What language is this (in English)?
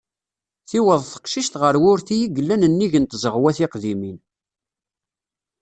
Kabyle